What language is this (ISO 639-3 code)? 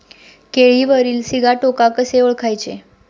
mar